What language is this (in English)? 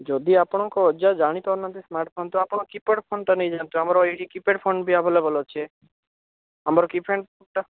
Odia